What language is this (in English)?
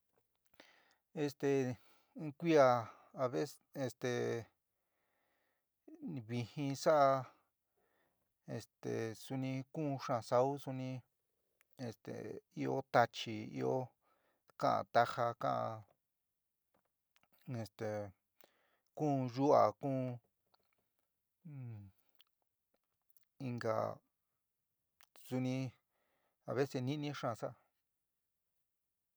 San Miguel El Grande Mixtec